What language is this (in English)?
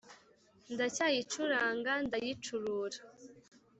Kinyarwanda